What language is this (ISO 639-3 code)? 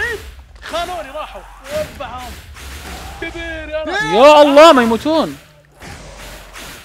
ara